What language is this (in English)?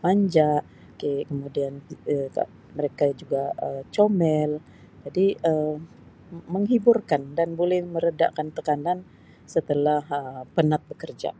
Sabah Malay